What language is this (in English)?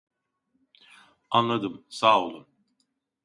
Turkish